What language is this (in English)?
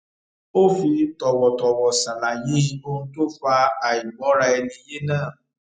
Yoruba